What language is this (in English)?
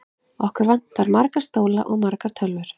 Icelandic